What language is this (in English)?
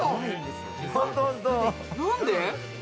Japanese